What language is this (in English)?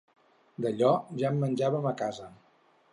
Catalan